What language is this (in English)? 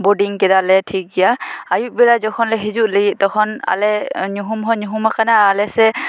Santali